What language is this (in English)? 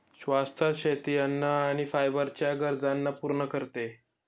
Marathi